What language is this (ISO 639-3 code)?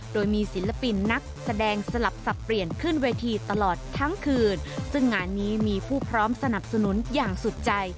tha